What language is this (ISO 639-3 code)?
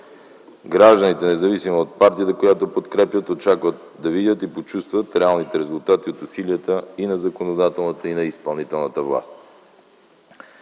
bul